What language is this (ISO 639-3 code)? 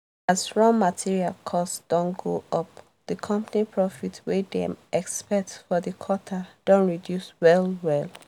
pcm